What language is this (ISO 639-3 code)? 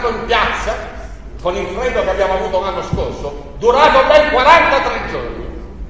ita